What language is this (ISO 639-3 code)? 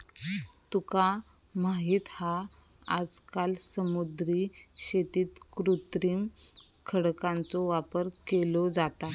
mar